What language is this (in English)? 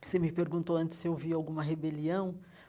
Portuguese